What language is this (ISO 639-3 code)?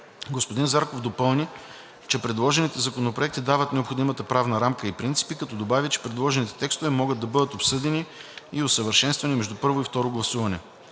bul